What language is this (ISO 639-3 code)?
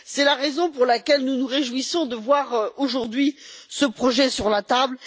fra